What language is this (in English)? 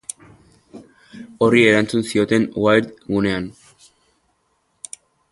Basque